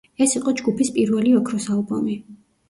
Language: Georgian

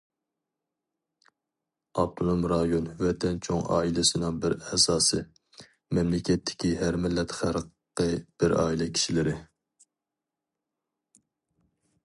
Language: Uyghur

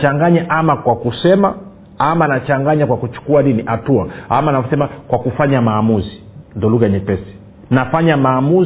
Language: Swahili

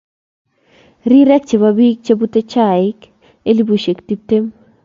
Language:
Kalenjin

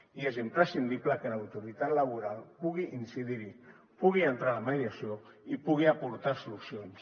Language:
Catalan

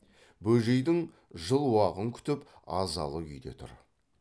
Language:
Kazakh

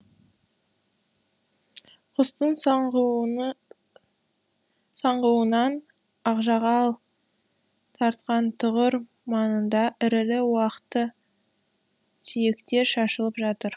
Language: Kazakh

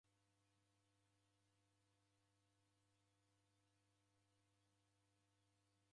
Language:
Taita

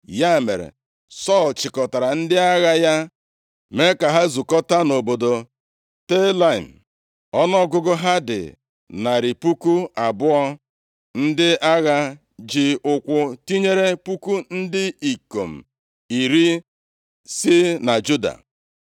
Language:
Igbo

